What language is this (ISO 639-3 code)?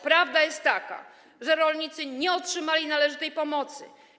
pol